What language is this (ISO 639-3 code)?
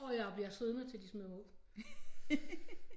dan